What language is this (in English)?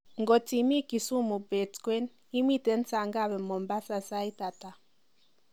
Kalenjin